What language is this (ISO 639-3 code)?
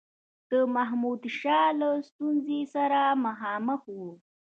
pus